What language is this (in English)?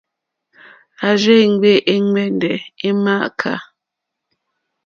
Mokpwe